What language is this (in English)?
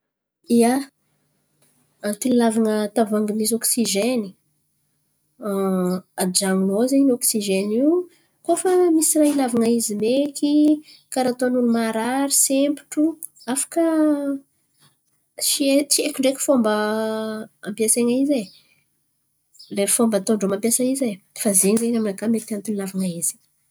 Antankarana Malagasy